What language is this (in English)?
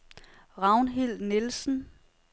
Danish